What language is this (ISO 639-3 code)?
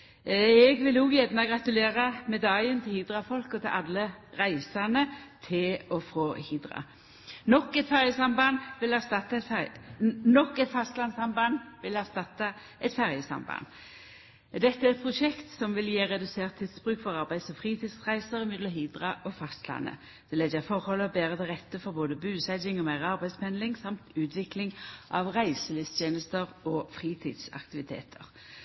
nno